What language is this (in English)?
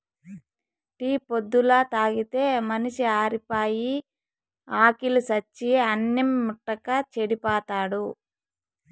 Telugu